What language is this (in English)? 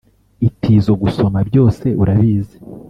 Kinyarwanda